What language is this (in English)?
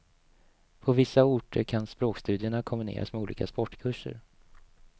Swedish